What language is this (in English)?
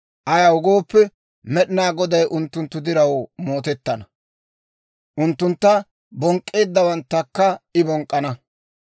Dawro